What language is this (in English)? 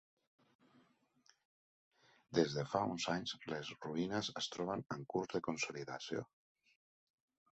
Catalan